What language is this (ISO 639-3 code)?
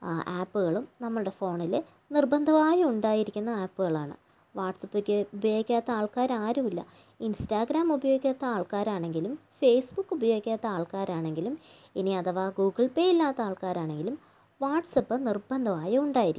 mal